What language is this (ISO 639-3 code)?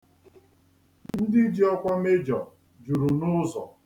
ibo